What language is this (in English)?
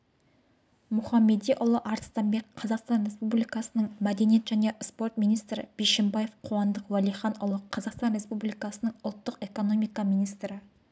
Kazakh